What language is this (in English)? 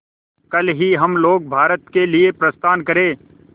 Hindi